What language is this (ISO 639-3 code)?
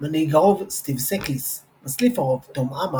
heb